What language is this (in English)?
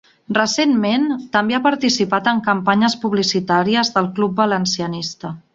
Catalan